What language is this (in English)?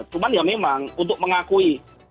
Indonesian